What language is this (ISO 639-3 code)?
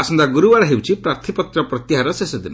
ori